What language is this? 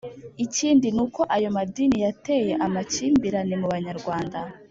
Kinyarwanda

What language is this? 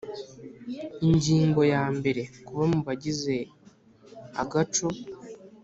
Kinyarwanda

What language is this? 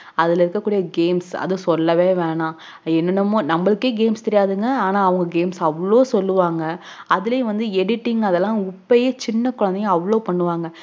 Tamil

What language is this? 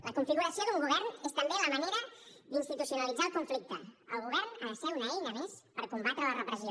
Catalan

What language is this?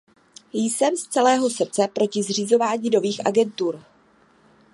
Czech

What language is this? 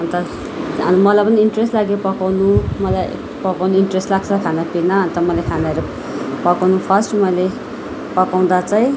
Nepali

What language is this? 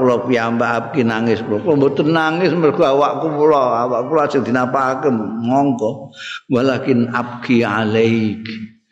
Indonesian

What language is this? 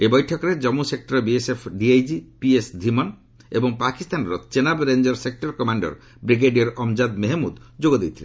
Odia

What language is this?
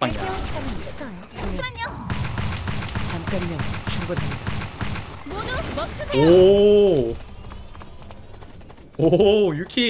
Korean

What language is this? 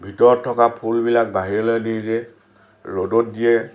Assamese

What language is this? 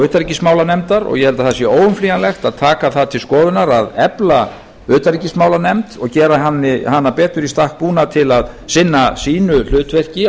Icelandic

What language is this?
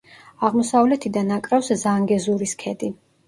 Georgian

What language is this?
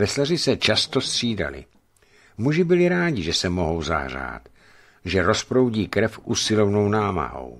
Czech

